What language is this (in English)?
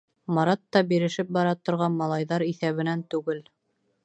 Bashkir